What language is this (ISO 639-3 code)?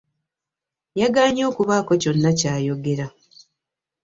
lug